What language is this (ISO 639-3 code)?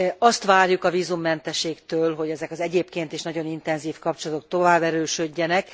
hun